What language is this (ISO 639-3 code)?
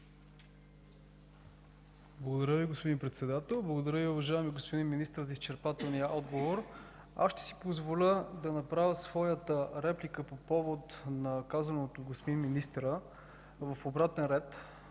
bul